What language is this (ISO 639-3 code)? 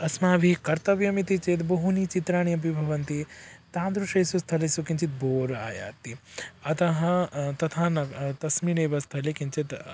san